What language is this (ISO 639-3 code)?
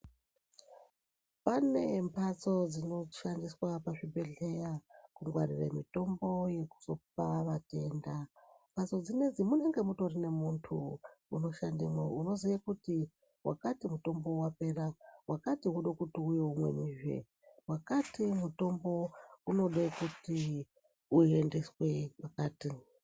ndc